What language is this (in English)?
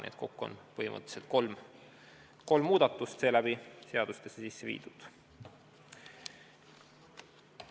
Estonian